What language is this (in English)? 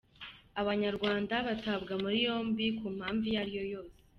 Kinyarwanda